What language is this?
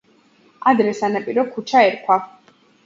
Georgian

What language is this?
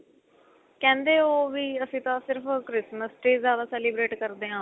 Punjabi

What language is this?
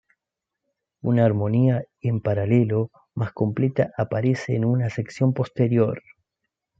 Spanish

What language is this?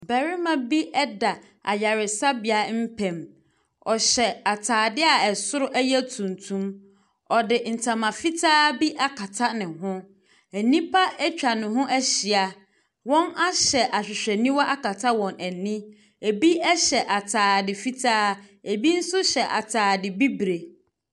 Akan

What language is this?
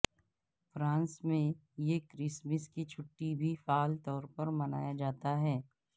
Urdu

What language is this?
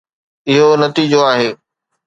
Sindhi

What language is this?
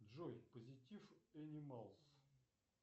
Russian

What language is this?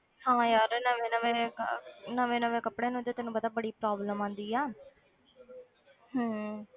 Punjabi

